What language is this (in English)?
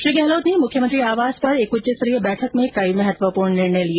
Hindi